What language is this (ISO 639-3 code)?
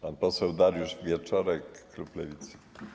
pol